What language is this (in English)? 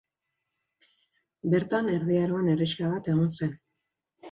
Basque